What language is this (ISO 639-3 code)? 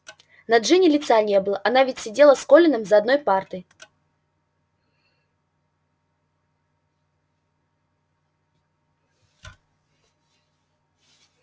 rus